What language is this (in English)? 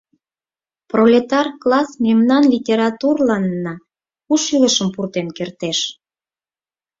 Mari